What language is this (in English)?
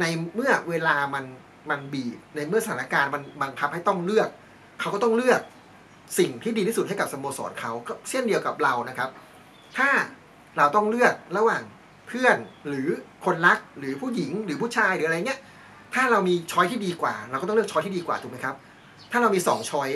Thai